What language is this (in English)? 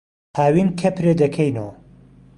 Central Kurdish